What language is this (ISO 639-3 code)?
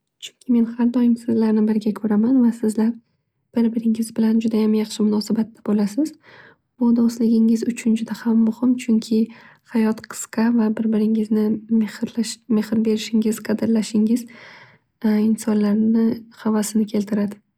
uzb